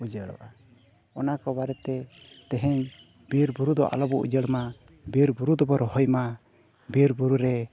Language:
Santali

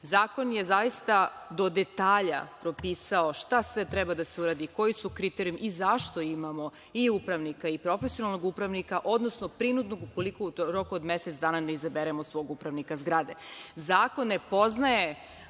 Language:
Serbian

